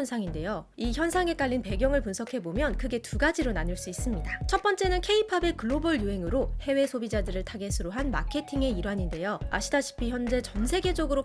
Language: Korean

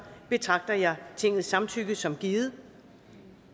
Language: Danish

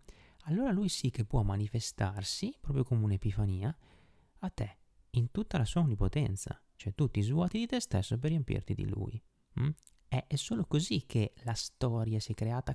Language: Italian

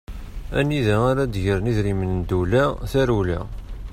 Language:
Kabyle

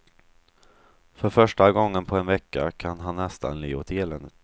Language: Swedish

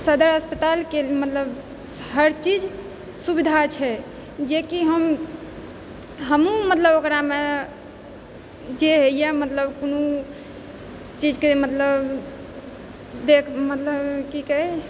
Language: Maithili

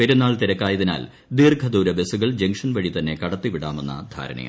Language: Malayalam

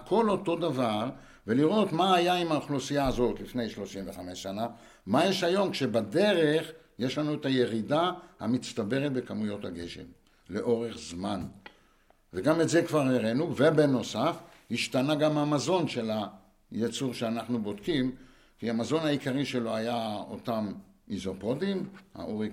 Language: Hebrew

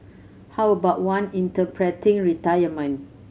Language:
English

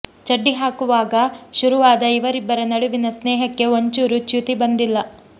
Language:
Kannada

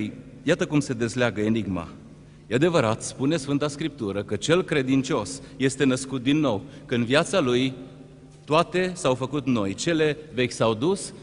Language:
Romanian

